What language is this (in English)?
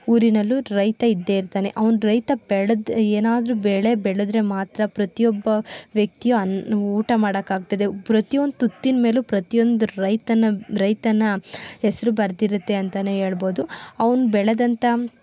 Kannada